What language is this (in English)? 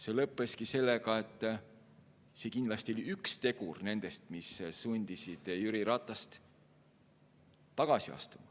Estonian